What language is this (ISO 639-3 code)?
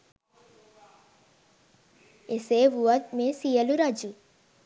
sin